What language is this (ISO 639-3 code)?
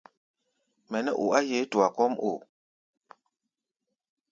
gba